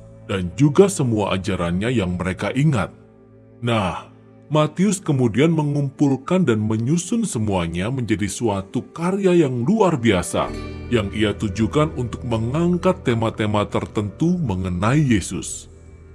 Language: Indonesian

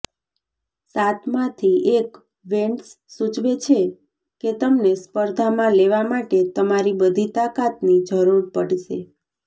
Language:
Gujarati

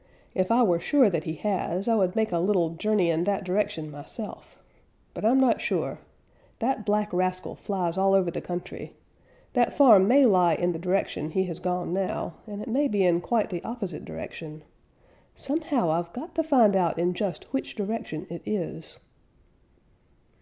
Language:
English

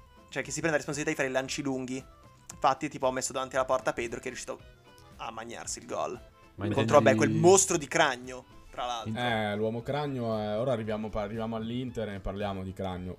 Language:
Italian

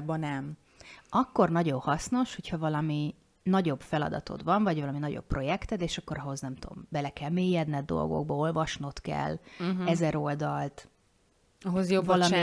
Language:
Hungarian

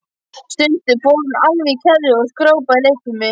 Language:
Icelandic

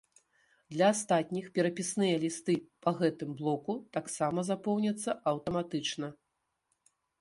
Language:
Belarusian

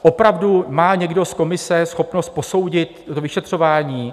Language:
Czech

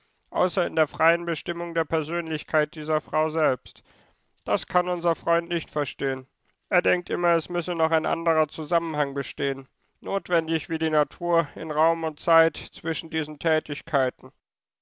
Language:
German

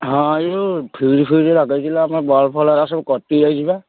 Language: Odia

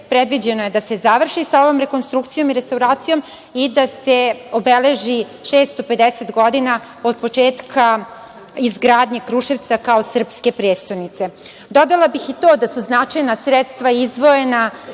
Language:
Serbian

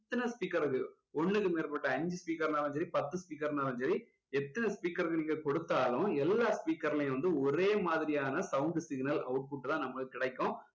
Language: Tamil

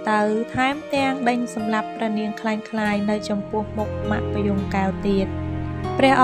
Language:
Thai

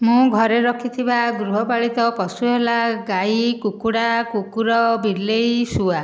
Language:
Odia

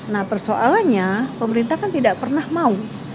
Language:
Indonesian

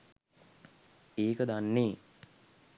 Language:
Sinhala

